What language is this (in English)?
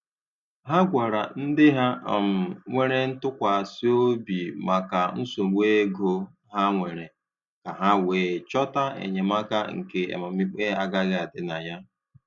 Igbo